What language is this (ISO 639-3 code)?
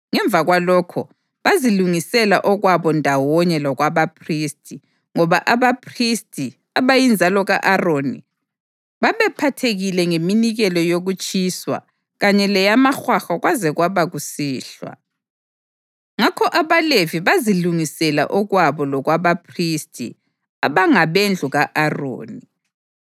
nde